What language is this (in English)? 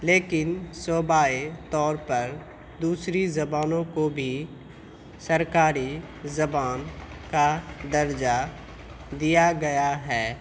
Urdu